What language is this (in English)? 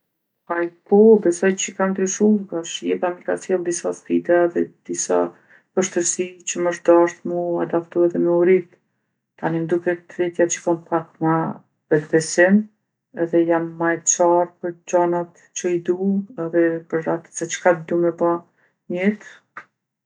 Gheg Albanian